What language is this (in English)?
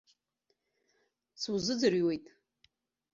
Abkhazian